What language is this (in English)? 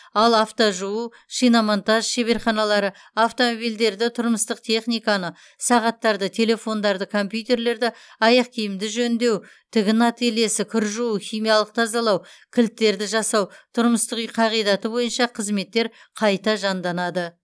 Kazakh